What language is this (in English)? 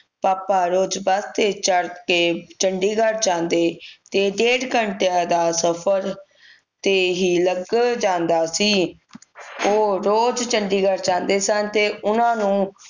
Punjabi